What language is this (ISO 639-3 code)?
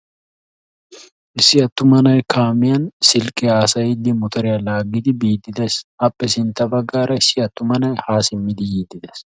wal